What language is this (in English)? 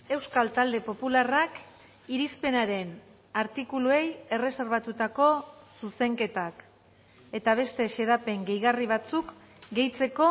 Basque